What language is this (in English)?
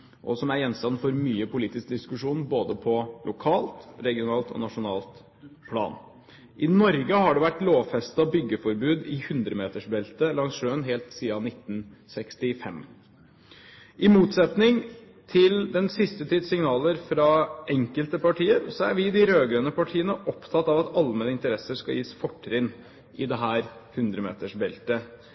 Norwegian Bokmål